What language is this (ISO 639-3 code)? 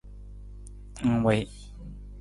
nmz